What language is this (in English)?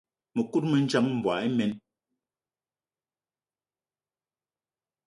Eton (Cameroon)